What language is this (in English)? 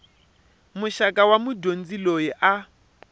Tsonga